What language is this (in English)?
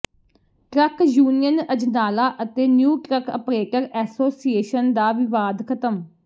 Punjabi